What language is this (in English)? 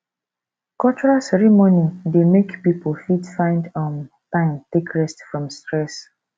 Nigerian Pidgin